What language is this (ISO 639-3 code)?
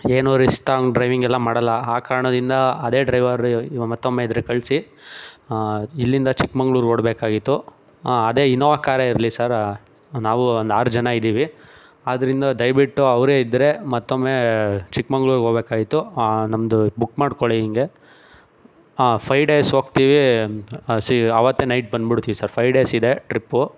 kan